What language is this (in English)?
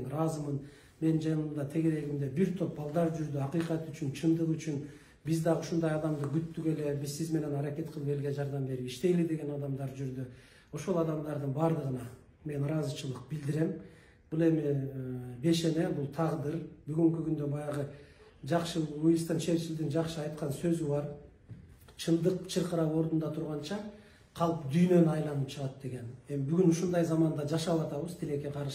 Turkish